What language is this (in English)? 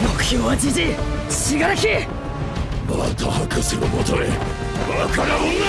Japanese